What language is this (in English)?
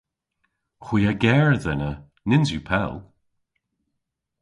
Cornish